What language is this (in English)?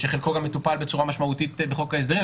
Hebrew